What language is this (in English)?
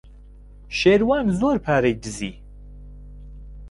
Central Kurdish